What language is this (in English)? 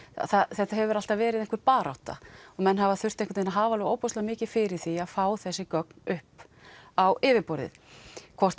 Icelandic